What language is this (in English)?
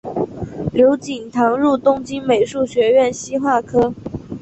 Chinese